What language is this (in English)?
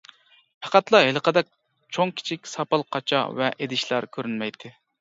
Uyghur